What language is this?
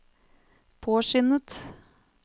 Norwegian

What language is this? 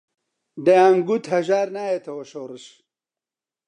Central Kurdish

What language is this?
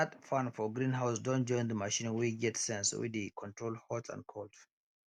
Nigerian Pidgin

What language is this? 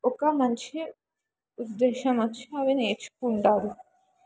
Telugu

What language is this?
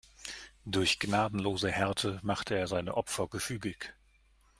German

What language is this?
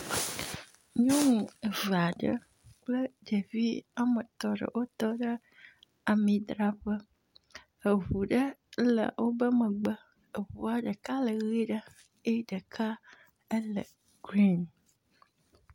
Ewe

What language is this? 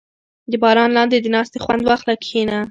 Pashto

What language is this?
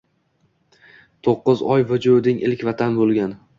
Uzbek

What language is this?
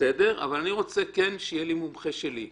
Hebrew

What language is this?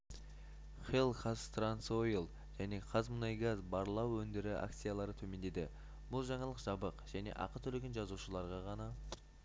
Kazakh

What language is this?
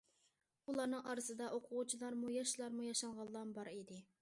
Uyghur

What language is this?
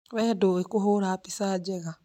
Kikuyu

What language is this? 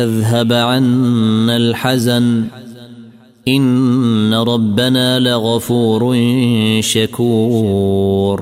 Arabic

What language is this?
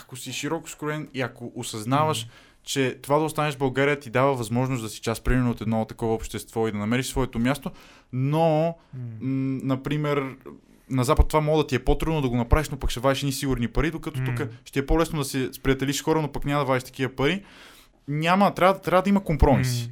Bulgarian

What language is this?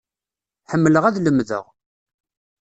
Kabyle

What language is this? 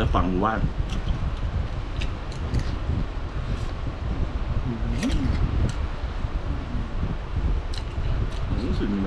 Thai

